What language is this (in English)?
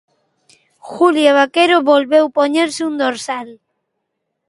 Galician